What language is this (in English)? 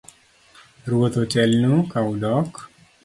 Luo (Kenya and Tanzania)